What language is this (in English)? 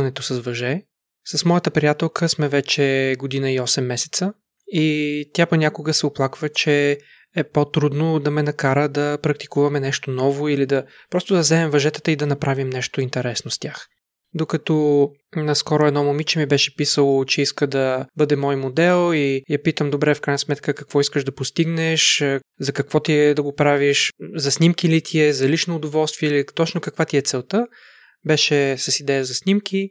Bulgarian